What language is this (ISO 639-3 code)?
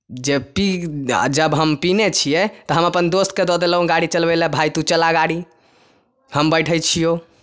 mai